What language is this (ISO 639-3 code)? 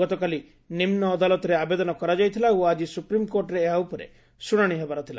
ori